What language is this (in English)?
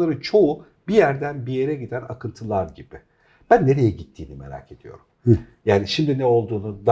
Turkish